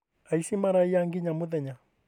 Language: Kikuyu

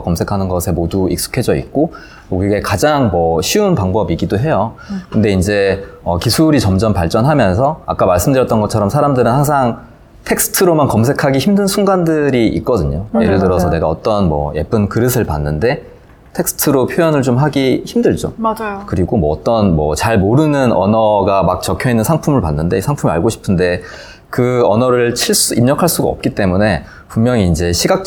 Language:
Korean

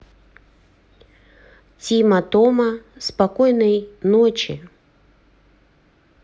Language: Russian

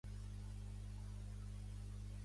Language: Catalan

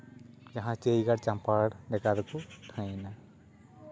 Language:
Santali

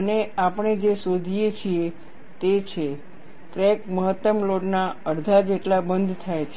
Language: Gujarati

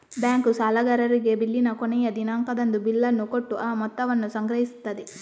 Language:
Kannada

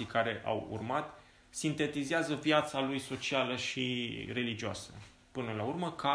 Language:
Romanian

